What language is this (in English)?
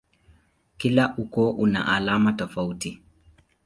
Swahili